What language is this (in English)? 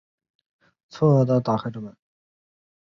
Chinese